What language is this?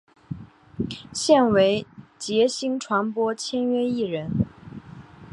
Chinese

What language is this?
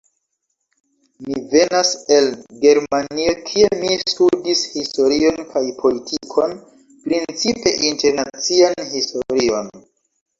Esperanto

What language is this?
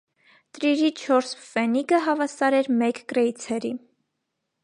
Armenian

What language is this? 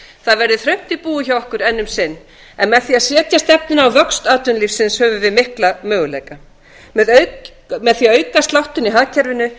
Icelandic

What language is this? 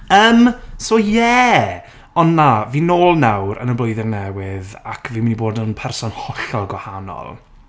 Welsh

